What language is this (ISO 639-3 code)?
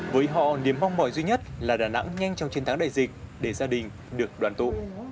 vie